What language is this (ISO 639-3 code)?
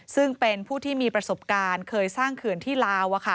tha